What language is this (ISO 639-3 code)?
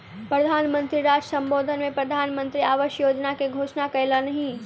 mai